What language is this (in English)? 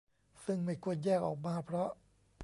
Thai